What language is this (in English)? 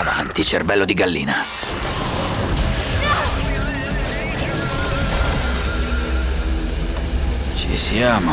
Italian